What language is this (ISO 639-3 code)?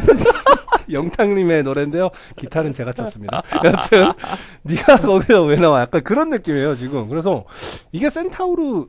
kor